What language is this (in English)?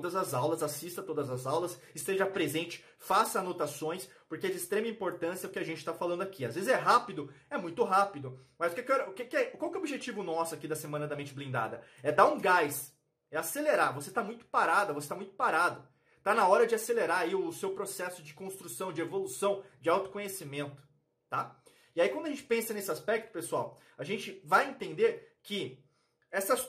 Portuguese